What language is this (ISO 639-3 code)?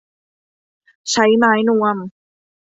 tha